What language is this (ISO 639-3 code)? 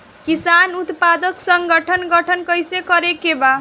bho